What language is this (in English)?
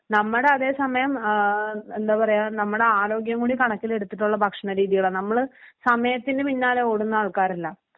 Malayalam